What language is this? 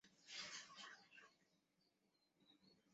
Chinese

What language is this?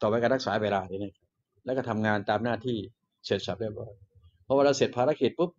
Thai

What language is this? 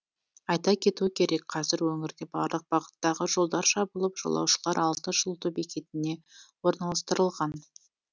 Kazakh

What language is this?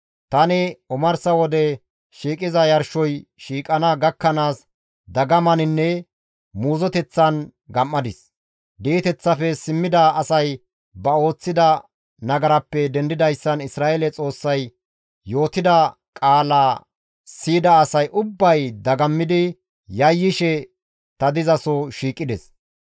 Gamo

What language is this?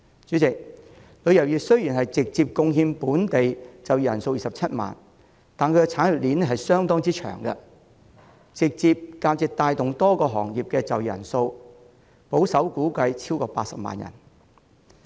Cantonese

